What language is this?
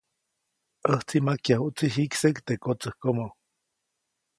Copainalá Zoque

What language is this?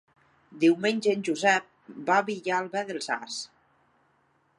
Catalan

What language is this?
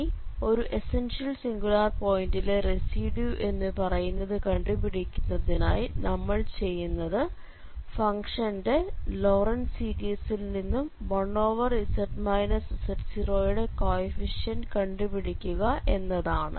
Malayalam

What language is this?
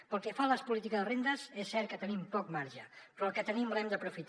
Catalan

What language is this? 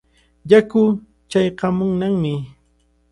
Cajatambo North Lima Quechua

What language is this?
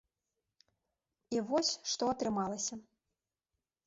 Belarusian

